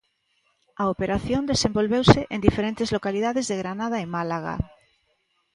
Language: Galician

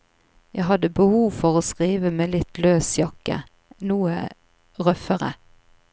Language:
Norwegian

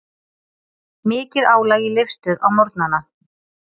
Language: Icelandic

